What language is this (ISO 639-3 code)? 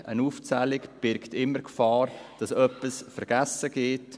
gsw